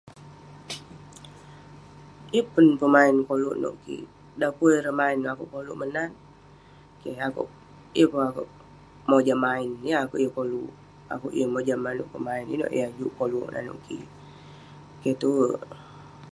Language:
Western Penan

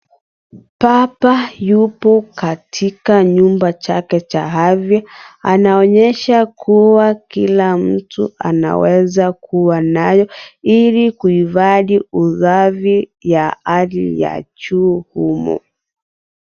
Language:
Swahili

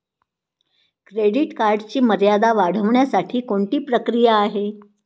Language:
Marathi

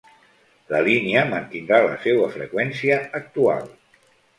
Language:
Catalan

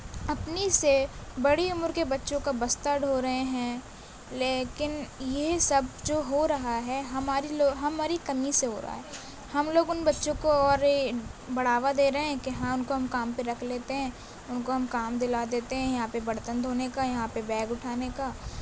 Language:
Urdu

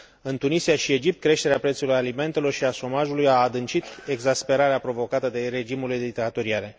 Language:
Romanian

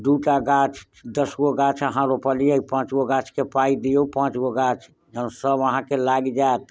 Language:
Maithili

